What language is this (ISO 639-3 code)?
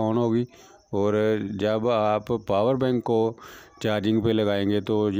hin